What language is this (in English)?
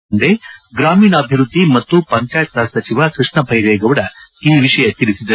Kannada